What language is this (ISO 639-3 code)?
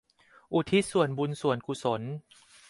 tha